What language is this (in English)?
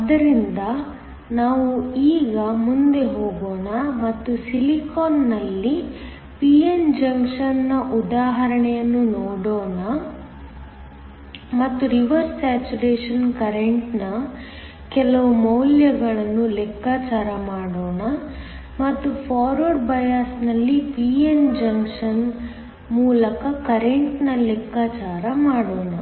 Kannada